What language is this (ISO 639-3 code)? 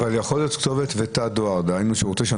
heb